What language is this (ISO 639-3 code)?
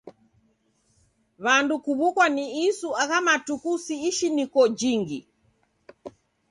dav